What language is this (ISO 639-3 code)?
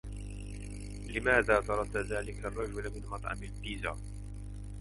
ara